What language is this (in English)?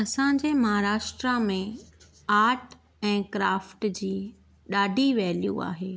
Sindhi